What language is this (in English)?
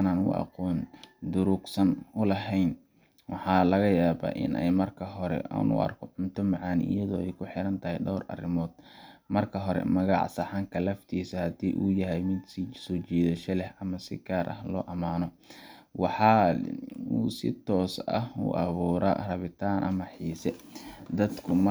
Somali